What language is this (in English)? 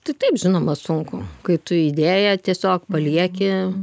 Lithuanian